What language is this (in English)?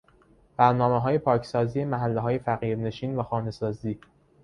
Persian